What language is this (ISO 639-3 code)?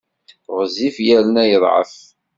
kab